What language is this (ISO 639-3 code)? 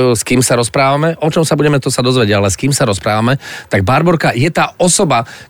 slk